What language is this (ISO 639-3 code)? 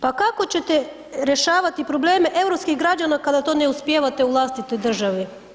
hrv